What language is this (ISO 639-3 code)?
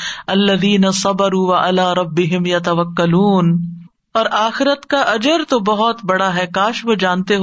urd